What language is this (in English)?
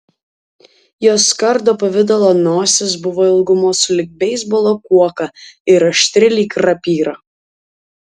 Lithuanian